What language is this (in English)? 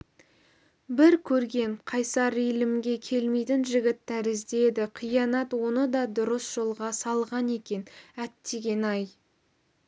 Kazakh